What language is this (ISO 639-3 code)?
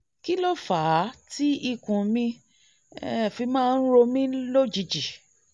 yor